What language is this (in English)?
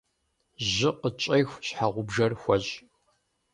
Kabardian